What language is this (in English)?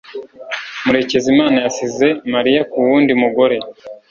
Kinyarwanda